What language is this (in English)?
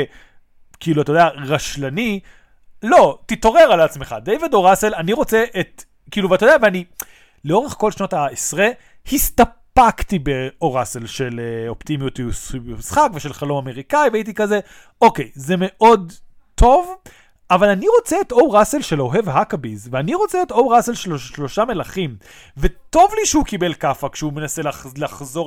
Hebrew